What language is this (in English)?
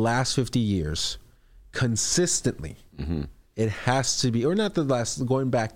English